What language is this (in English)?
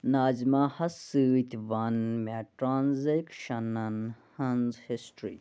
Kashmiri